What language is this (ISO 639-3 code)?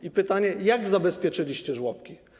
pol